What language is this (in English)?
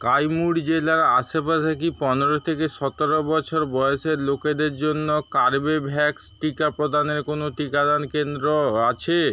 Bangla